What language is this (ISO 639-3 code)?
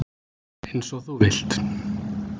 isl